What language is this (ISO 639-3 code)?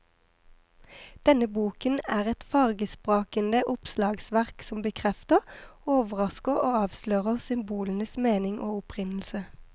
nor